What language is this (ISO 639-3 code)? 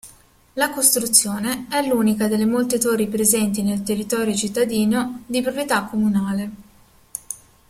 ita